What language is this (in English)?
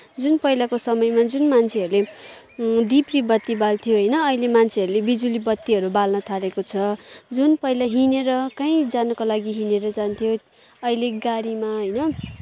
Nepali